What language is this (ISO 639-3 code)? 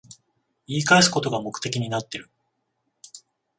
jpn